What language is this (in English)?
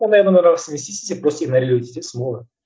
Kazakh